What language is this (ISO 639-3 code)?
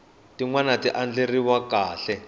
tso